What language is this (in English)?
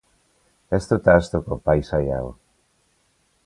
Basque